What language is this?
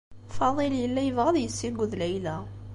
Kabyle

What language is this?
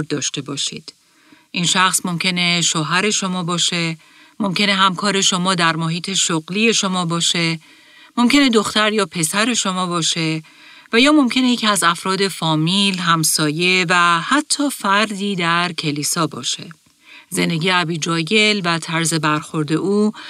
Persian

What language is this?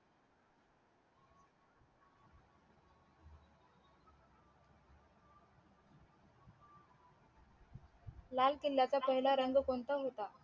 Marathi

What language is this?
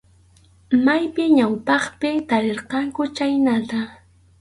Arequipa-La Unión Quechua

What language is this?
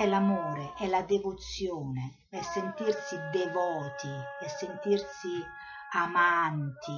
Italian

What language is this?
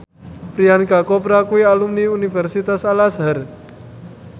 Javanese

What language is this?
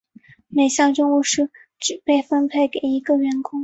Chinese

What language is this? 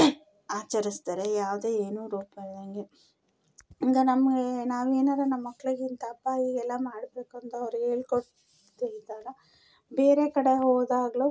Kannada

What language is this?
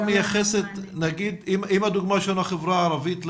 Hebrew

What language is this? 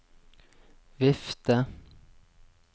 Norwegian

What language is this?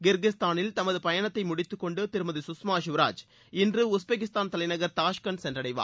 Tamil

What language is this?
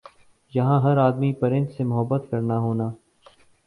Urdu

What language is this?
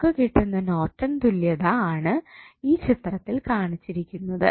Malayalam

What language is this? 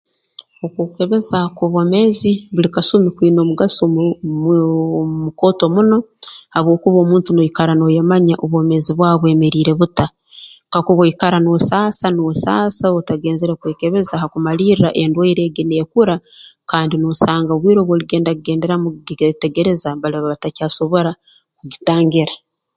Tooro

